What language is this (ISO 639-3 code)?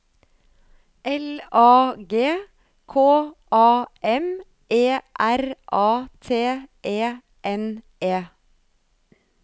nor